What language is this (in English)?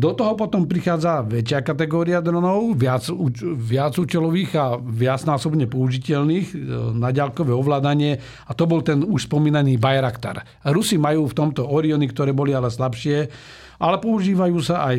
Slovak